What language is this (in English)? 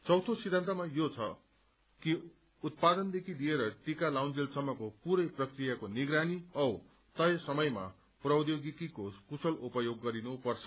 Nepali